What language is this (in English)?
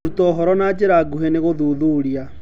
Kikuyu